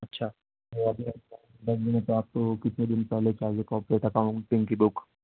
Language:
Urdu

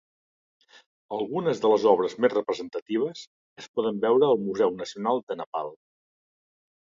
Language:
Catalan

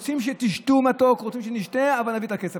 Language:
Hebrew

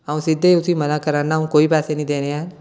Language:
Dogri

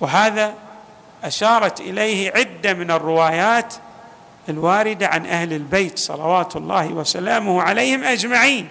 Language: Arabic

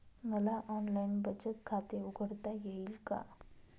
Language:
Marathi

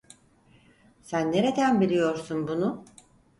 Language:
Turkish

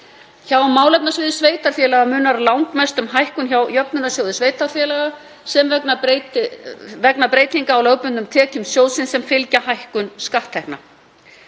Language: Icelandic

